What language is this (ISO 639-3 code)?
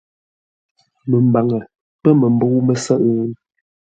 nla